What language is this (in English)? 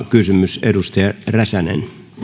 Finnish